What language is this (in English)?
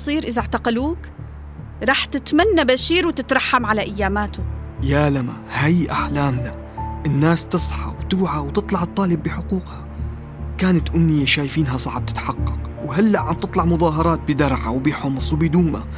Arabic